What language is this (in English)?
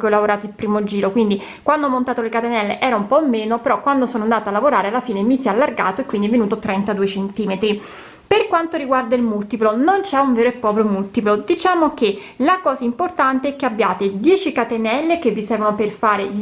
Italian